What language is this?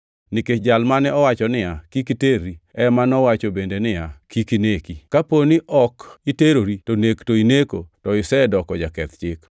Luo (Kenya and Tanzania)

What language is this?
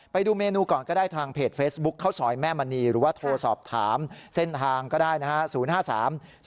Thai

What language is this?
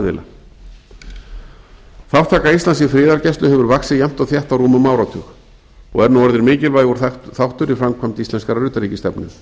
Icelandic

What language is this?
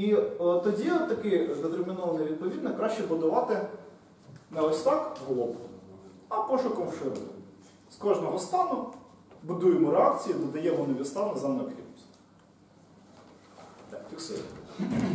Ukrainian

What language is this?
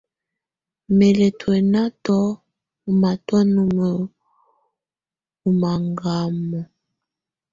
Tunen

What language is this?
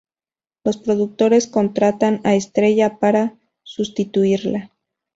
Spanish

